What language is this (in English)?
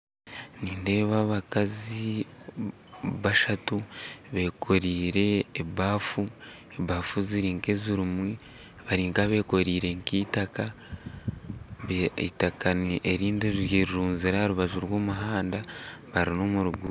Nyankole